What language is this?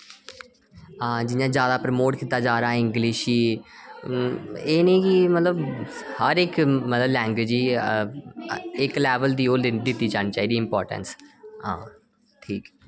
Dogri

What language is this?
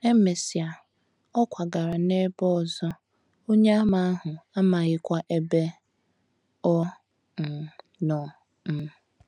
Igbo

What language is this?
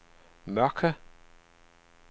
Danish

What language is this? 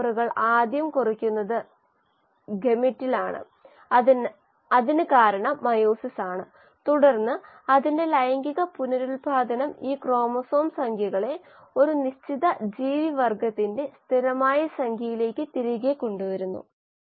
Malayalam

